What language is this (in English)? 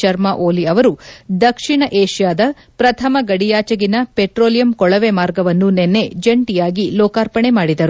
Kannada